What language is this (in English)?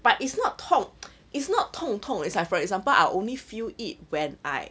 English